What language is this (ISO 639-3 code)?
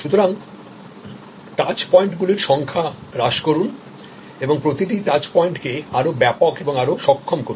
ben